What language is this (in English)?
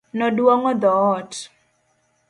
Luo (Kenya and Tanzania)